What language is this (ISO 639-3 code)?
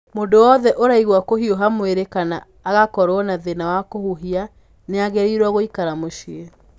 kik